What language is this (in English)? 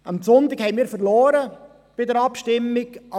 Swiss German